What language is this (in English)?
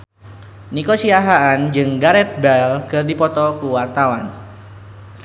Sundanese